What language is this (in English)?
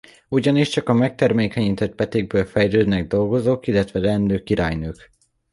Hungarian